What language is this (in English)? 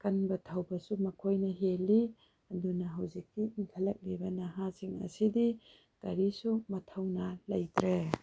Manipuri